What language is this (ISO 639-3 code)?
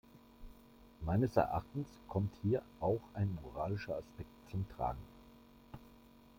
deu